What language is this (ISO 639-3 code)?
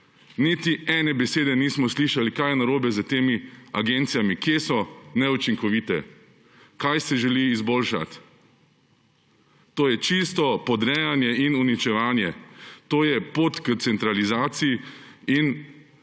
slv